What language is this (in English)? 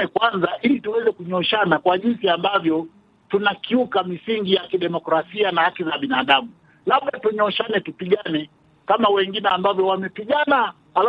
Swahili